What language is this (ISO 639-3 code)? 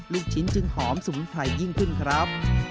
tha